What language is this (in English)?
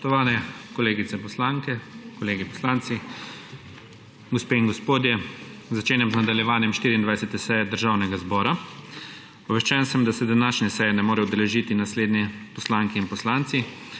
Slovenian